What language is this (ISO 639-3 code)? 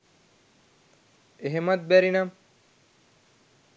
sin